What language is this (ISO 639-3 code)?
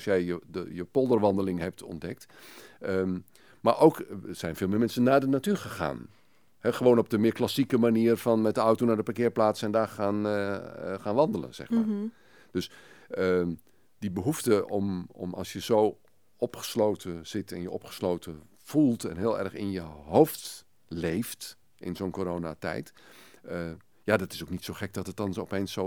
nld